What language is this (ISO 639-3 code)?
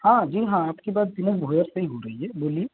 hin